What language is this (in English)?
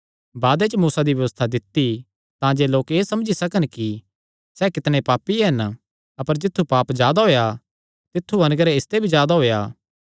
Kangri